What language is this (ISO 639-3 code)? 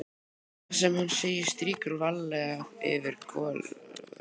isl